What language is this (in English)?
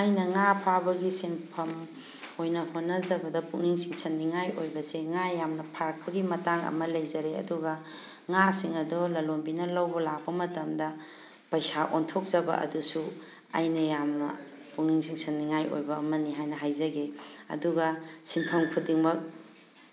Manipuri